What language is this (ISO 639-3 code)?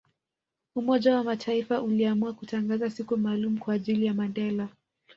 swa